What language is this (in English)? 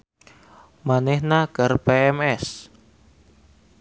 Sundanese